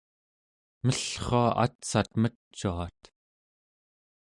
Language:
Central Yupik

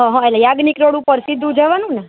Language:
Gujarati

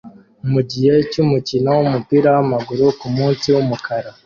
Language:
Kinyarwanda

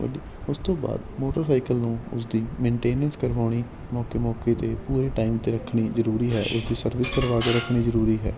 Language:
Punjabi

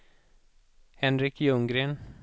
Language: Swedish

